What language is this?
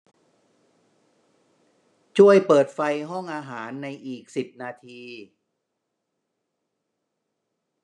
Thai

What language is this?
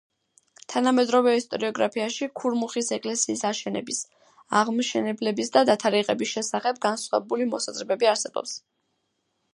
Georgian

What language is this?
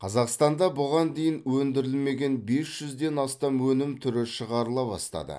Kazakh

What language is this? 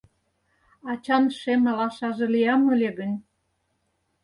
Mari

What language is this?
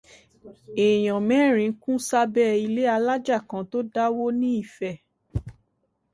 Yoruba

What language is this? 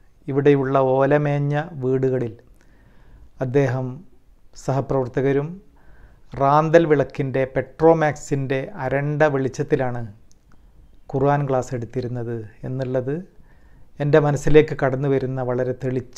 Hindi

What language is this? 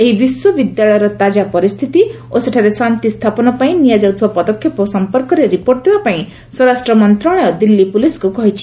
Odia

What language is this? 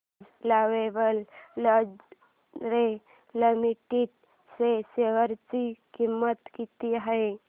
Marathi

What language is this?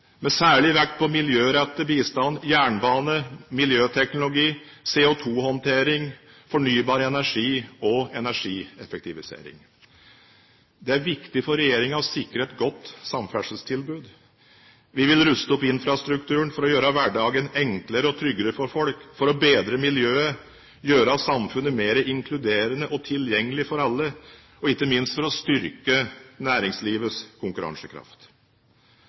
Norwegian Bokmål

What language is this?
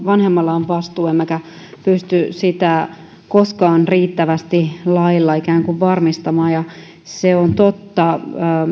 Finnish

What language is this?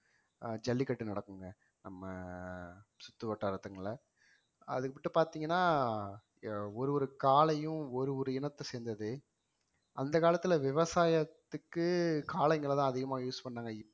Tamil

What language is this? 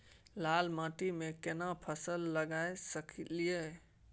Maithili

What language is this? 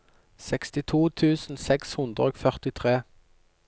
Norwegian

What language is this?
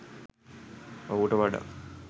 Sinhala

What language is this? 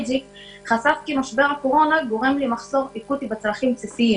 Hebrew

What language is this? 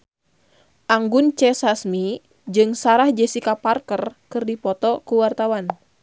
Sundanese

